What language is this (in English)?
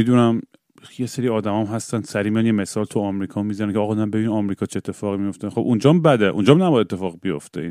Persian